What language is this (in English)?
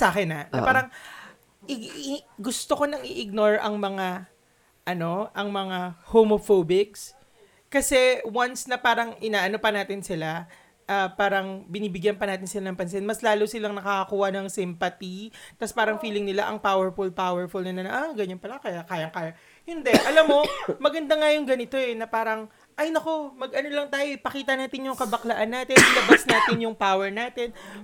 Filipino